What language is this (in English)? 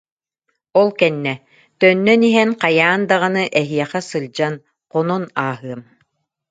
Yakut